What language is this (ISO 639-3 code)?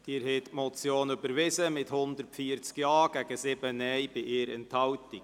gsw